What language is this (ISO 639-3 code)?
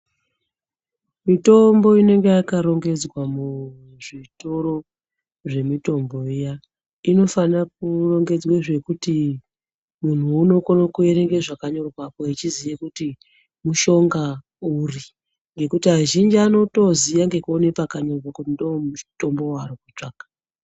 ndc